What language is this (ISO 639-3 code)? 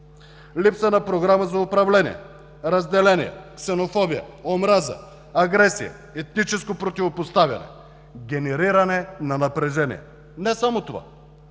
bul